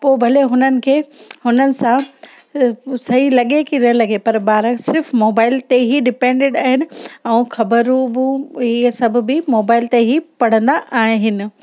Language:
Sindhi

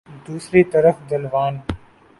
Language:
Urdu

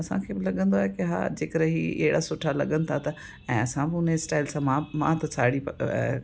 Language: Sindhi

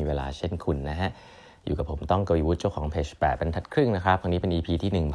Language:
Thai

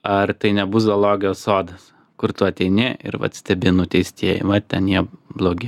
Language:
Lithuanian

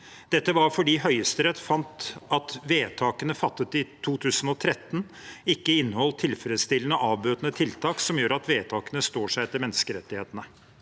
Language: Norwegian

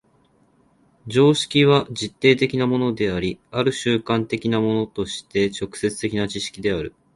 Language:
Japanese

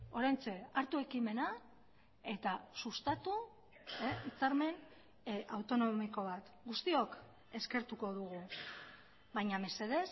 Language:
Basque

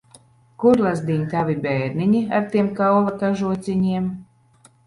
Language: Latvian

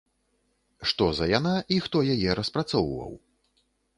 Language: Belarusian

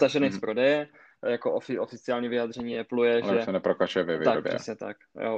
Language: Czech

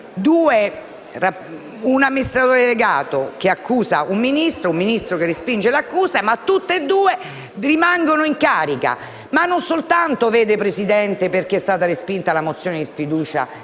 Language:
Italian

